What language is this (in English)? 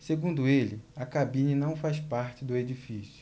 Portuguese